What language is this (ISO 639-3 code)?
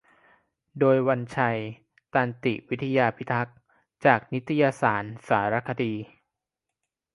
tha